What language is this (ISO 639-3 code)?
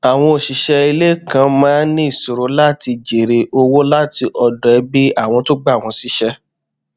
yor